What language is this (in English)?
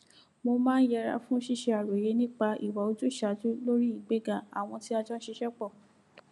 Yoruba